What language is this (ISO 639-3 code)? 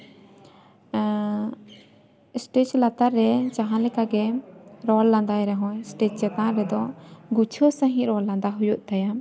sat